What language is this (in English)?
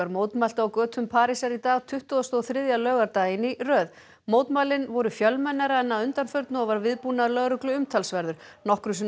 Icelandic